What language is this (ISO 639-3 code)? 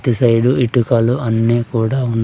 tel